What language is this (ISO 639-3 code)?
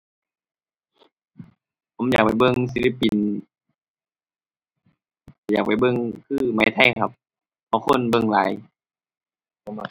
tha